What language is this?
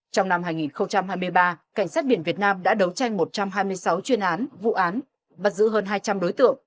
Vietnamese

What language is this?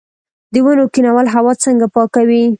Pashto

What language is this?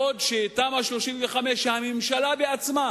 Hebrew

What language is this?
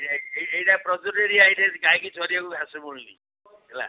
Odia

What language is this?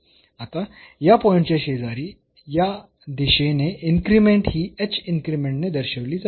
Marathi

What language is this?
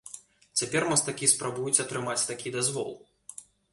Belarusian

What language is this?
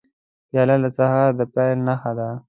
Pashto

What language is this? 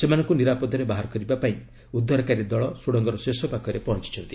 Odia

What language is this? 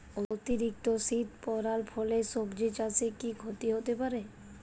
Bangla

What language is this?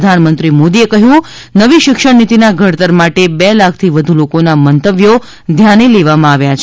Gujarati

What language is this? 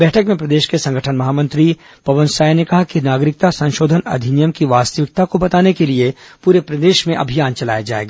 Hindi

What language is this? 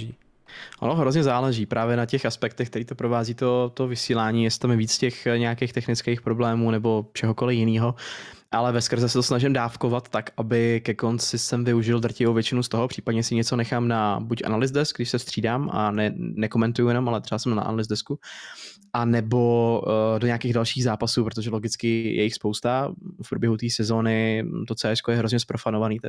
Czech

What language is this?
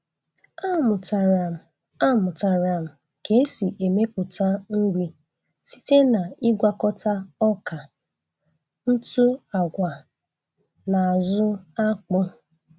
Igbo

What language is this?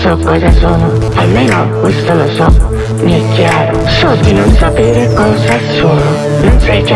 Italian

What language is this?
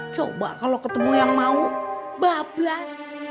Indonesian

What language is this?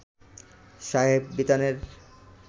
Bangla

